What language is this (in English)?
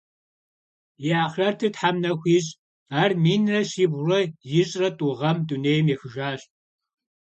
Kabardian